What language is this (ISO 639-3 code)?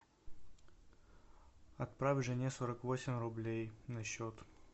rus